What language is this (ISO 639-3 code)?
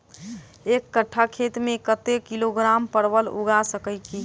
mai